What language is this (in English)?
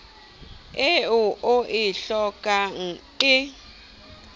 Southern Sotho